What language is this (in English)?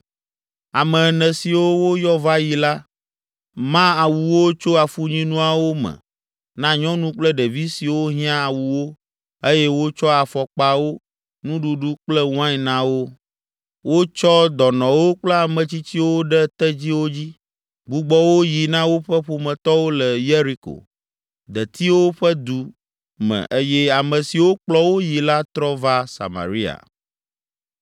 Ewe